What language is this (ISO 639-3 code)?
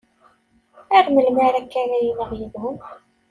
kab